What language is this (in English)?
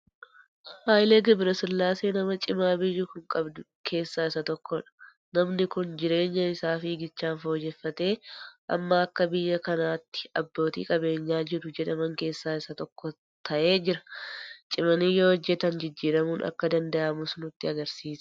Oromo